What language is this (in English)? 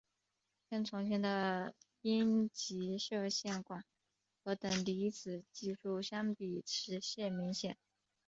Chinese